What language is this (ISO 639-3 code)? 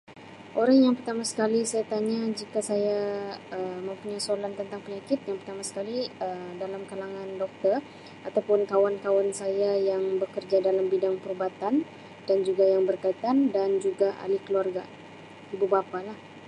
msi